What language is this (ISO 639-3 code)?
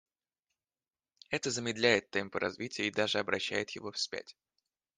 rus